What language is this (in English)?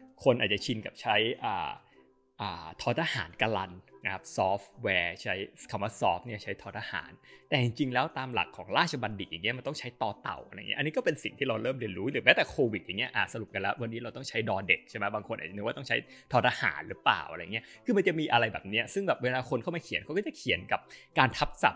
Thai